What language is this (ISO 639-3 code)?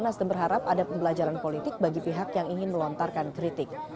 ind